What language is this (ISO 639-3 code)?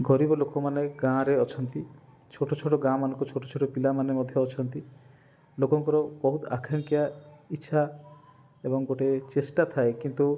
ori